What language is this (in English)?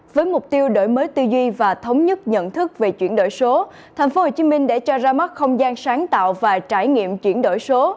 Vietnamese